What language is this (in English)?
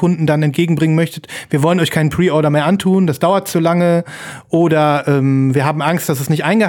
German